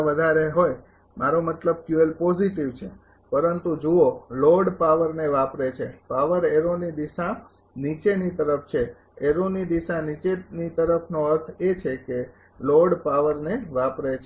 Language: Gujarati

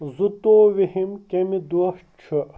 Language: Kashmiri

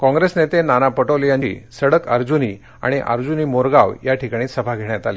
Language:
Marathi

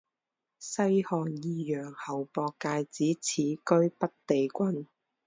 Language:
Chinese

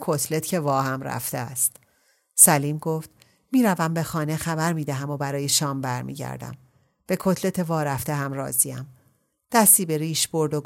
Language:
Persian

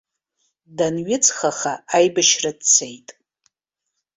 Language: Abkhazian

